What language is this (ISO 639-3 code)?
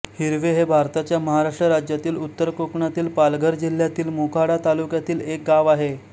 mar